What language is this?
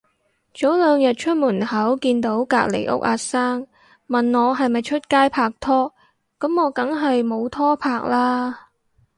Cantonese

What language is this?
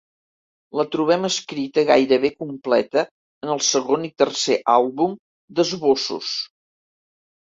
Catalan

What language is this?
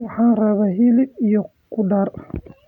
Somali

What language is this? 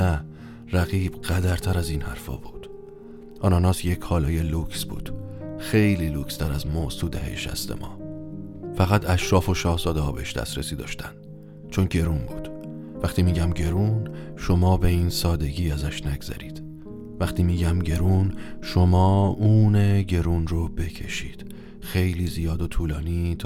Persian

